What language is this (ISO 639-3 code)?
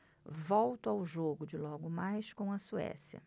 por